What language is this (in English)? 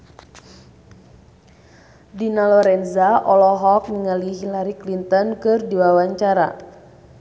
Sundanese